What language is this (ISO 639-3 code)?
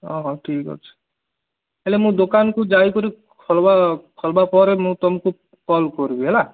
ori